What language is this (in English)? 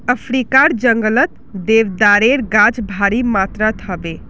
Magahi